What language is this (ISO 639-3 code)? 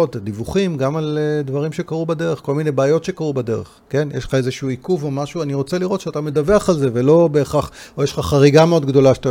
heb